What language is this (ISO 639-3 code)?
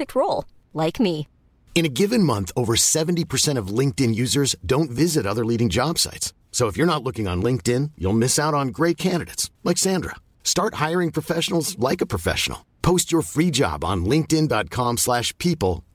fil